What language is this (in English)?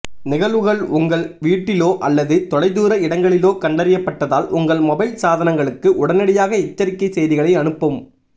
Tamil